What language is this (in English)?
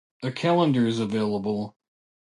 English